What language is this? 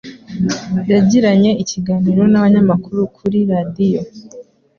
Kinyarwanda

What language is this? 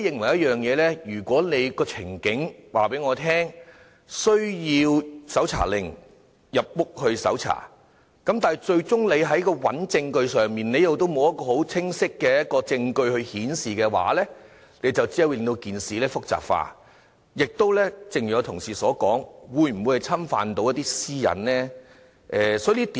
Cantonese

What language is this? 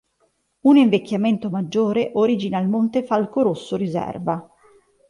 Italian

